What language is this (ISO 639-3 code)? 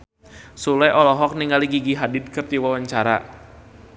sun